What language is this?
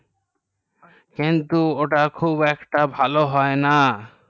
Bangla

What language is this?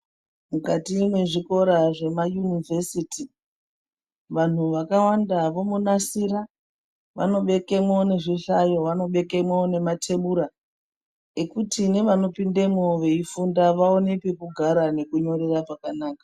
Ndau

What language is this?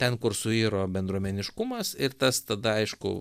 Lithuanian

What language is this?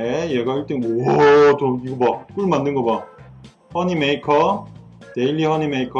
Korean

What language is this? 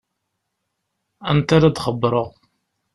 Kabyle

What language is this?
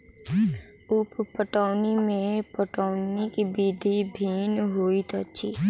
Maithili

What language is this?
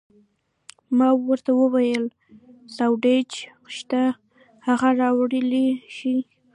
Pashto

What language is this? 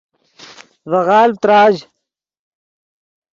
Yidgha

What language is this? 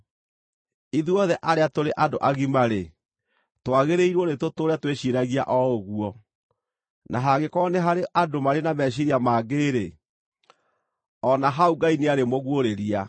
Kikuyu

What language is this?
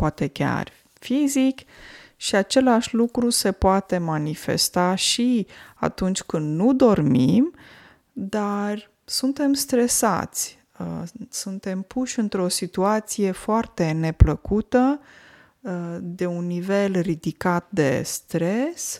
Romanian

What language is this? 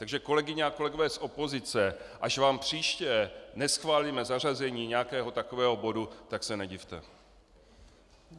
Czech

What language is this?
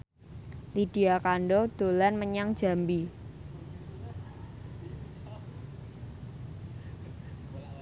Javanese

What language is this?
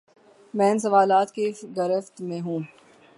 Urdu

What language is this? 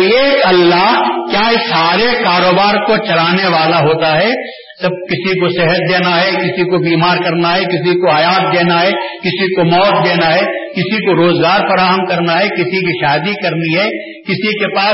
Urdu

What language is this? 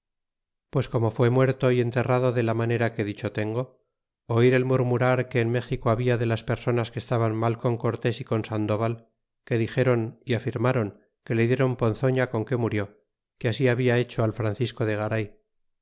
Spanish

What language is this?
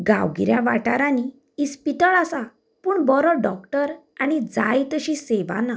Konkani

